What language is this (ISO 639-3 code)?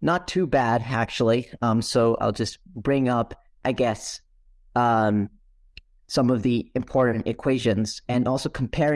eng